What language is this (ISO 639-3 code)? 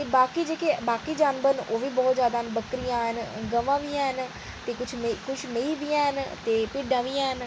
doi